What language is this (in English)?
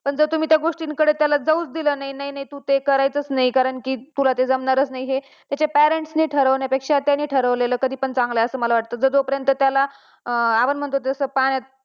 Marathi